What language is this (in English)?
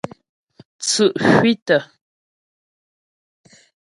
Ghomala